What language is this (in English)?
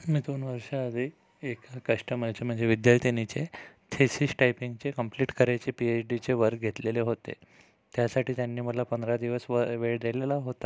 Marathi